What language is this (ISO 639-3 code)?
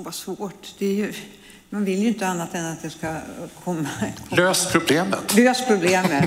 swe